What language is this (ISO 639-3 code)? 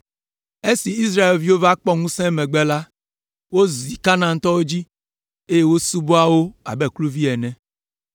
ewe